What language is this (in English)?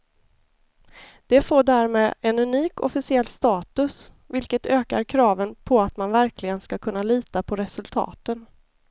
Swedish